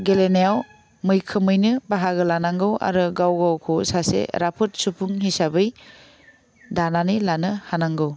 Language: Bodo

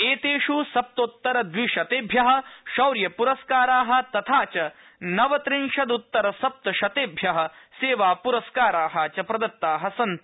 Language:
Sanskrit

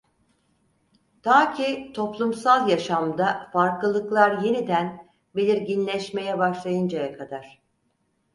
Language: Turkish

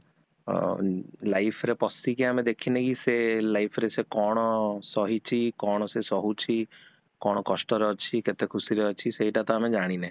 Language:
Odia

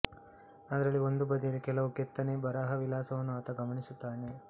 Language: Kannada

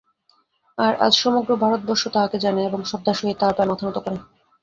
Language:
Bangla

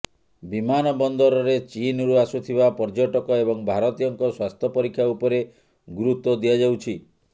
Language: Odia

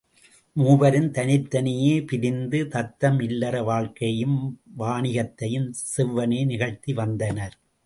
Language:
Tamil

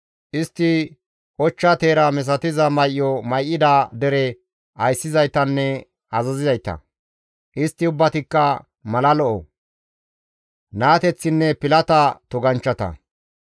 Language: Gamo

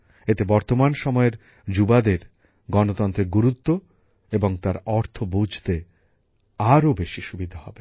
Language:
Bangla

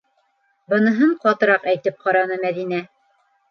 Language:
Bashkir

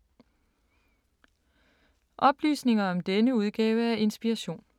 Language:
Danish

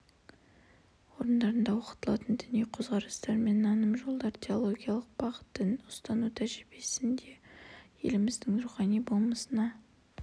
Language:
Kazakh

